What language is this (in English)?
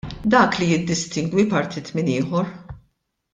Maltese